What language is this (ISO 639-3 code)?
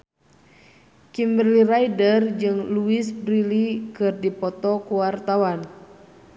sun